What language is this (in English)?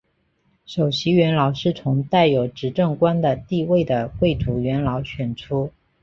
Chinese